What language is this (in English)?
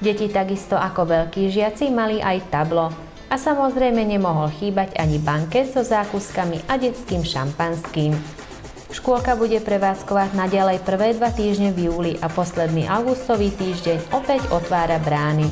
Hungarian